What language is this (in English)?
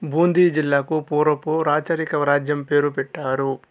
Telugu